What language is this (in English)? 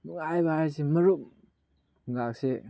Manipuri